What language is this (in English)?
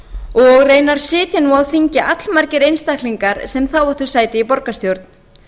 Icelandic